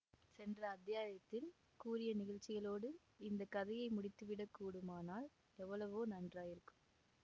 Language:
Tamil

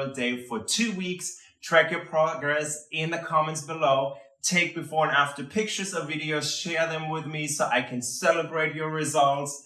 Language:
English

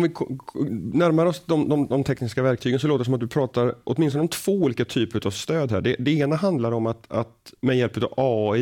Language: Swedish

